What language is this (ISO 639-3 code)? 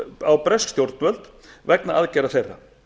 isl